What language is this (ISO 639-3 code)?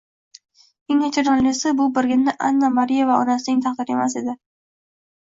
uzb